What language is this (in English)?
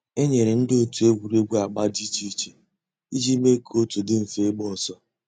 Igbo